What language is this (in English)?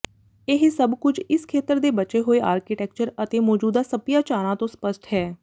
Punjabi